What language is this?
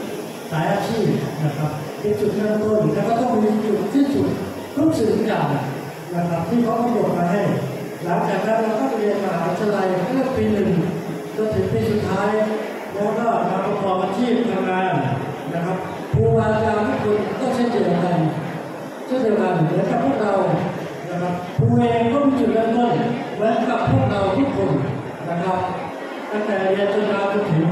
Thai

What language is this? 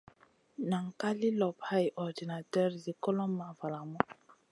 Masana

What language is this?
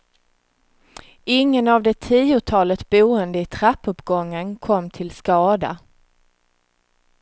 Swedish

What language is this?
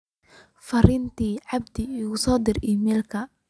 Somali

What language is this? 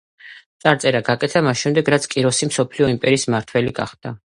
Georgian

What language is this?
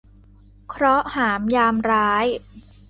Thai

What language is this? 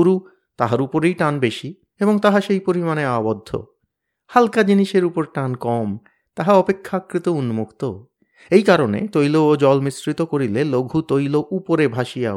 Bangla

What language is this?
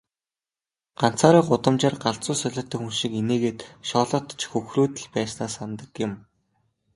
Mongolian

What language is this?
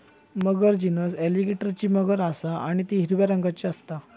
Marathi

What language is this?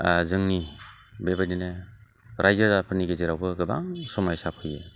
Bodo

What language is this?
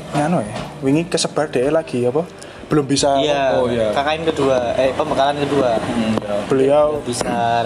Indonesian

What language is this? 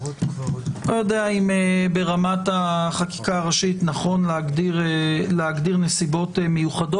Hebrew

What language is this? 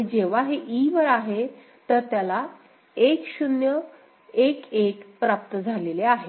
Marathi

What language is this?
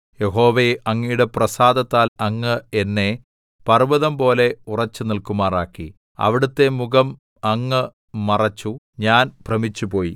Malayalam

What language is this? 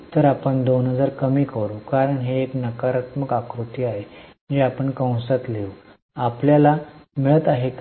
Marathi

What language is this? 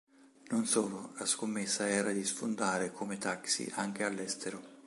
Italian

